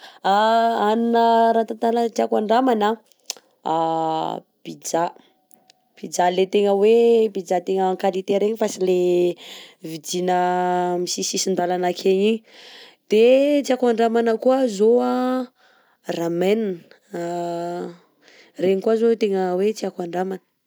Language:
Southern Betsimisaraka Malagasy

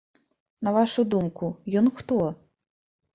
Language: Belarusian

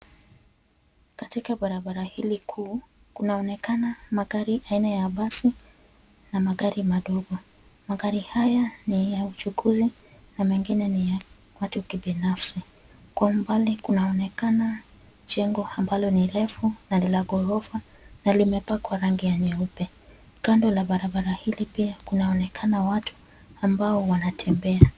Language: Swahili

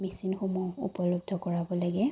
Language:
Assamese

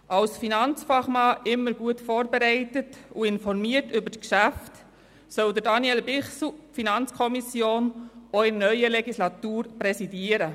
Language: Swiss German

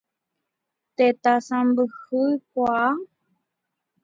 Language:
Guarani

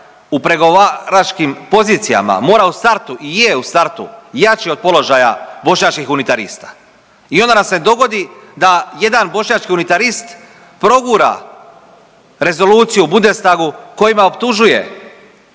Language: Croatian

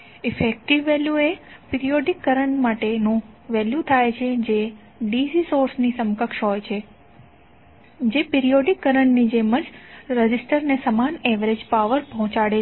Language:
Gujarati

